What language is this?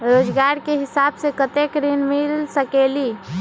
Magahi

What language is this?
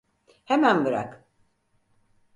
Turkish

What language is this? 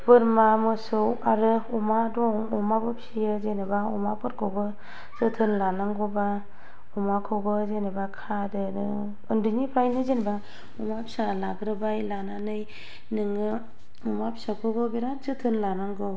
Bodo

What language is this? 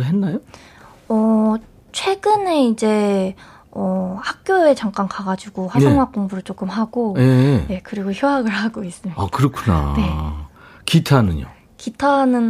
Korean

